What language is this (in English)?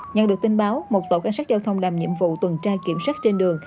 Vietnamese